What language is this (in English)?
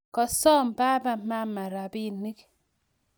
Kalenjin